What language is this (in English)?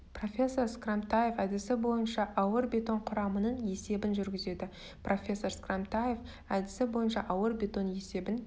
Kazakh